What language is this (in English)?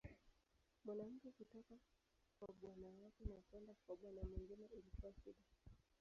Swahili